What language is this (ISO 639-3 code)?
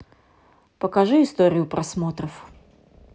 rus